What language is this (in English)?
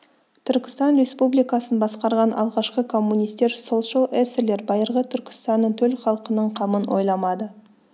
Kazakh